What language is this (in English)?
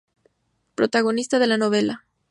Spanish